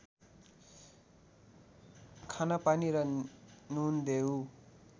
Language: Nepali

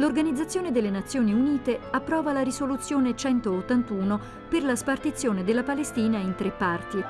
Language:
Italian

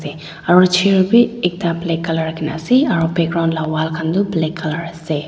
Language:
Naga Pidgin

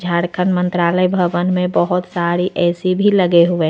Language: Hindi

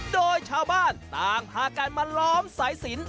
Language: Thai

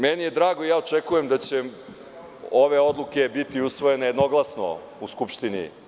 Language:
Serbian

